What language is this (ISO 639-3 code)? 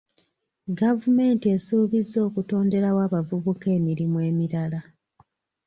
lug